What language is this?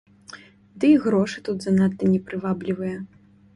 Belarusian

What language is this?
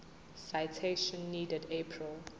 Zulu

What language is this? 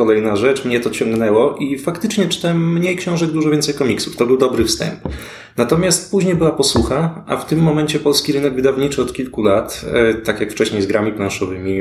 Polish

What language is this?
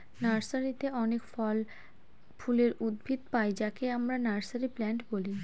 Bangla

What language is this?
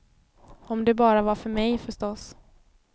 Swedish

